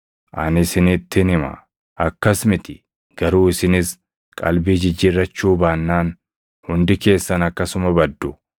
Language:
Oromo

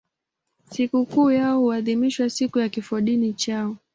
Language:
Swahili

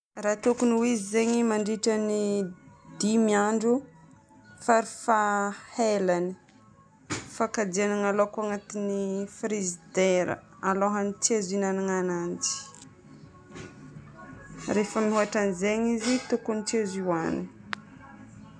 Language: Northern Betsimisaraka Malagasy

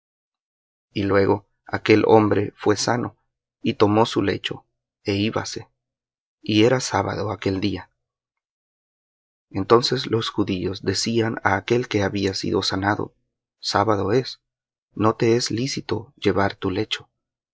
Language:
Spanish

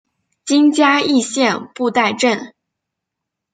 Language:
Chinese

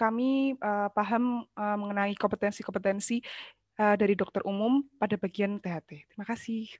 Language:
Indonesian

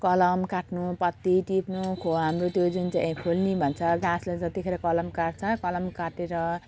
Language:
Nepali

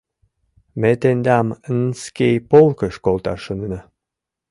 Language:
Mari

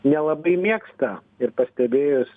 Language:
Lithuanian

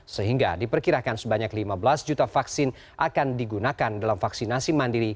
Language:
Indonesian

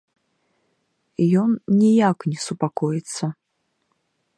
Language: Belarusian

